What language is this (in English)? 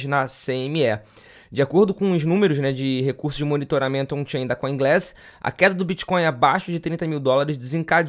Portuguese